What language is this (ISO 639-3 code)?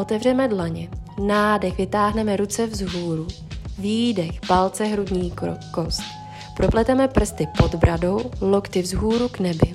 ces